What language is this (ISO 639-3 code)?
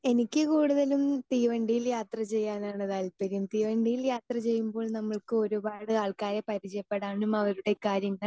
mal